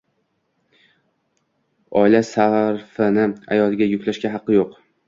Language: Uzbek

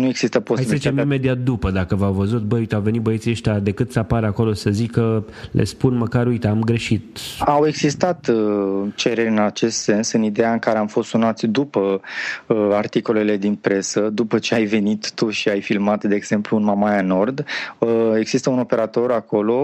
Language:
Romanian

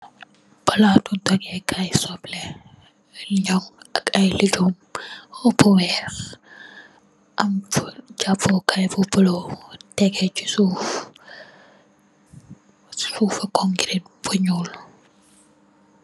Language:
Wolof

